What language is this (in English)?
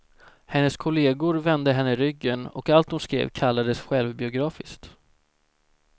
Swedish